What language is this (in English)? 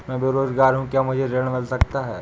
Hindi